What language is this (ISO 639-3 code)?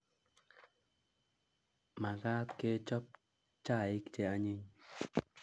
kln